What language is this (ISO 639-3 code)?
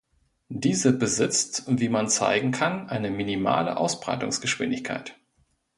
deu